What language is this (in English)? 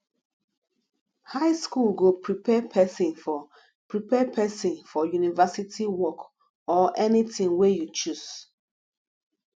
Nigerian Pidgin